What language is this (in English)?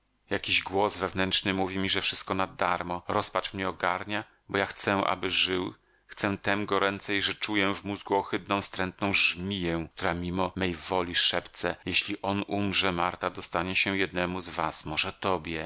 Polish